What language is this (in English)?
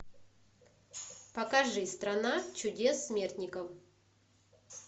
Russian